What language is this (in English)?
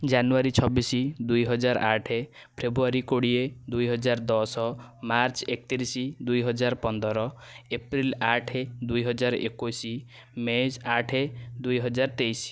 Odia